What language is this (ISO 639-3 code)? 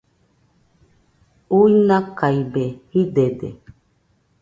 hux